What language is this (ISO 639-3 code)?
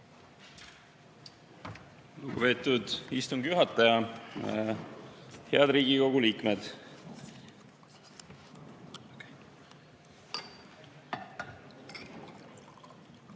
est